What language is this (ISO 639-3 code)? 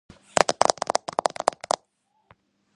kat